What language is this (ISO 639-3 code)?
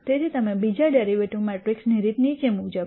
guj